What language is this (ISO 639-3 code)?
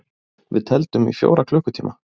isl